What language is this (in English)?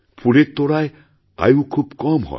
Bangla